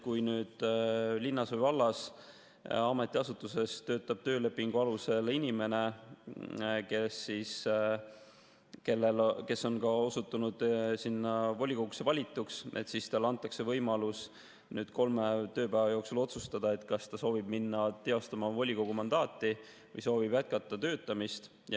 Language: Estonian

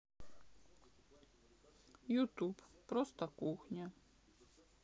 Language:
Russian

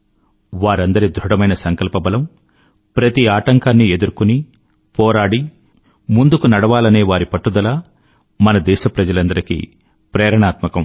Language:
Telugu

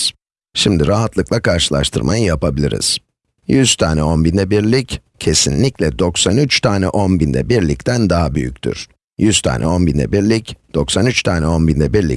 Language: Turkish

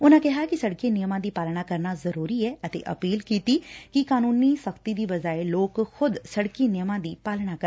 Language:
Punjabi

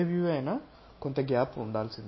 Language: Telugu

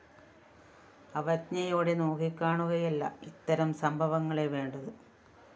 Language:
Malayalam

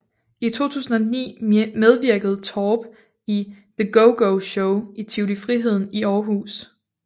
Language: Danish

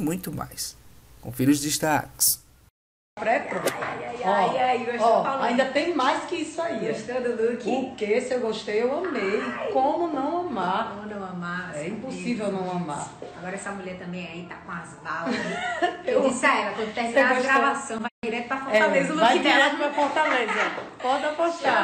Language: Portuguese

